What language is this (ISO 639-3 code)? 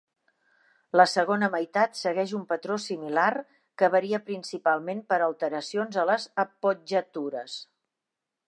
cat